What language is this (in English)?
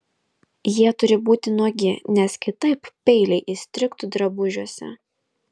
Lithuanian